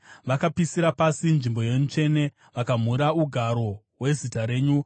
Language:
Shona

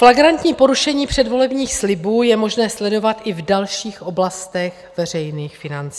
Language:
Czech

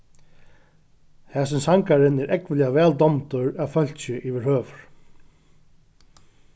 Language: Faroese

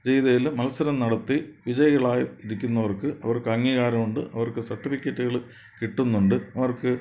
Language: Malayalam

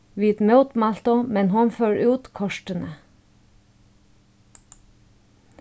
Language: Faroese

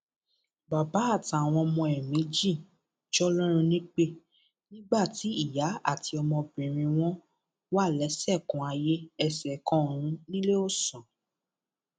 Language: Yoruba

